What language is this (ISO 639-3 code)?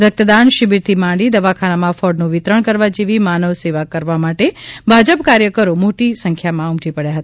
guj